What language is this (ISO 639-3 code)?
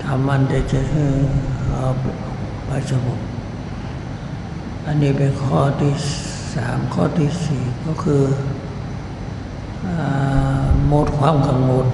tha